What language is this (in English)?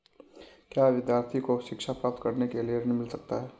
Hindi